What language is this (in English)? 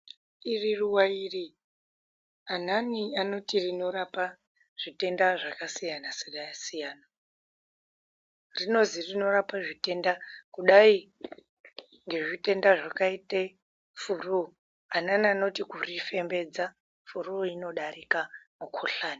Ndau